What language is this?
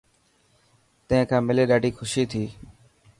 Dhatki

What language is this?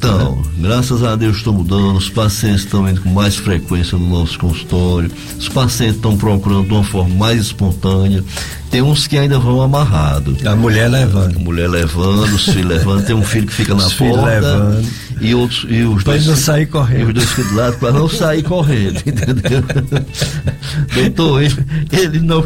Portuguese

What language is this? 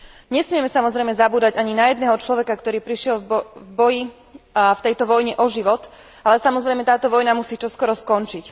Slovak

